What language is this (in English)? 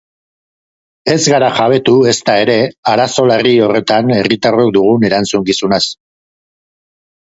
Basque